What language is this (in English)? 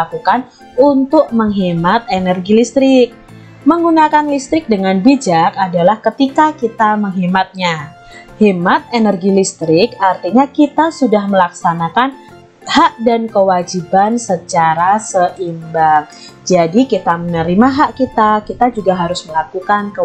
Indonesian